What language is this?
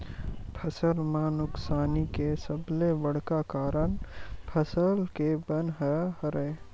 Chhattisgarhi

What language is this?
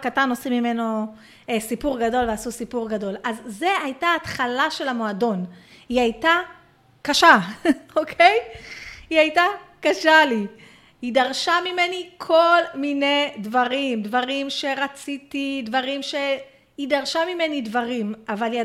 Hebrew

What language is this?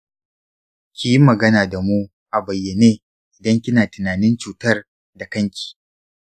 Hausa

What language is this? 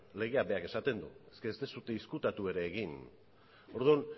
Basque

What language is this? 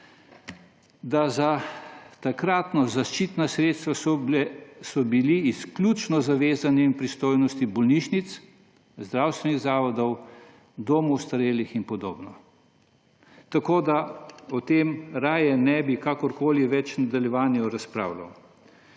Slovenian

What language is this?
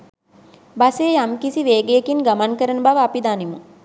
Sinhala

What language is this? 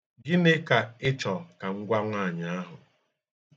Igbo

